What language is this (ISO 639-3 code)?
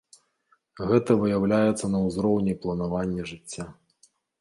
bel